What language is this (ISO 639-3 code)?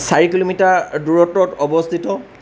asm